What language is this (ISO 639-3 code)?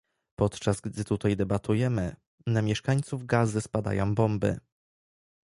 pol